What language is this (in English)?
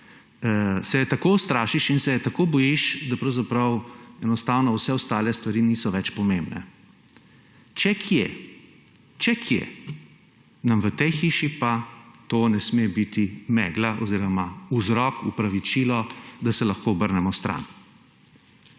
Slovenian